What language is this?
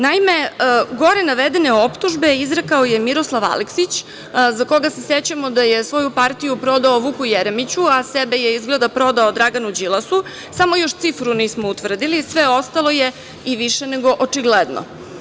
Serbian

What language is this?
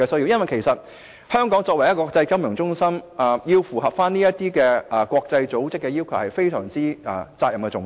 Cantonese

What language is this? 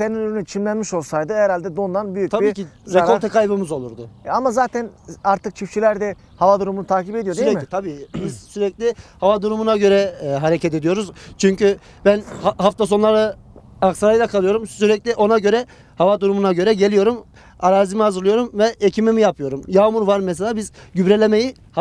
Turkish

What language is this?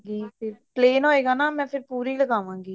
Punjabi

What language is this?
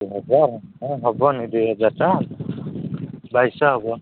Odia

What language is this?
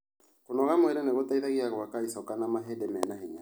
Kikuyu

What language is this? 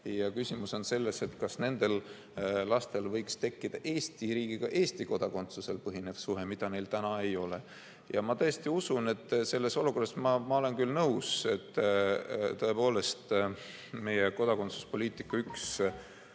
Estonian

